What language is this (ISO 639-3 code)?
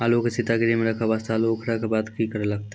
mai